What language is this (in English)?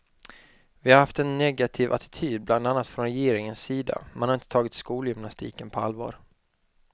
Swedish